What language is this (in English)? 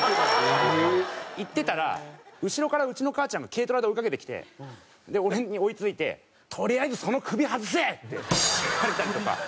Japanese